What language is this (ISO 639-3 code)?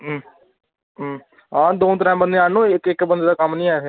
doi